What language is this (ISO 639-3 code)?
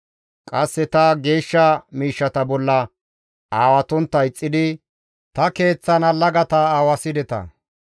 gmv